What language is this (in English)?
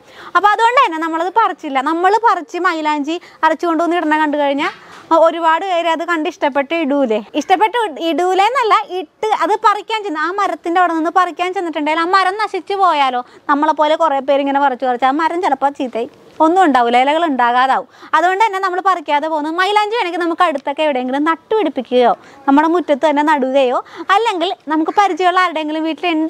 Malayalam